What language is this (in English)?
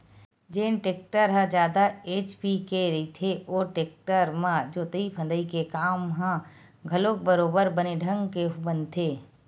Chhattisgarhi